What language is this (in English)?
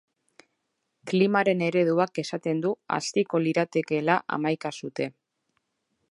Basque